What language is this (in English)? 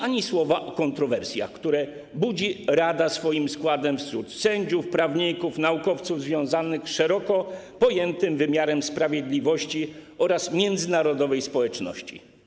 Polish